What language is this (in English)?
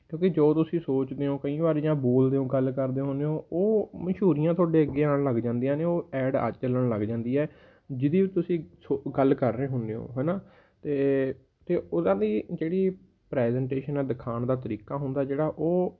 Punjabi